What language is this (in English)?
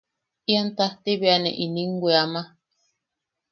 Yaqui